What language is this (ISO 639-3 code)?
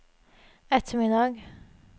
nor